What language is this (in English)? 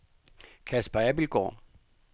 Danish